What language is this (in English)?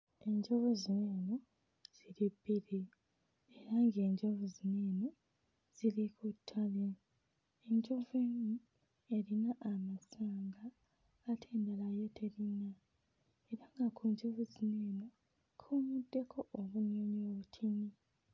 Ganda